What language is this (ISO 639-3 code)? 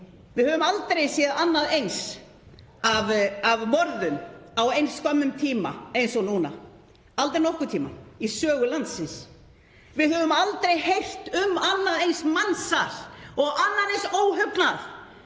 isl